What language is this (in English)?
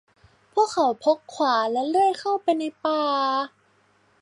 Thai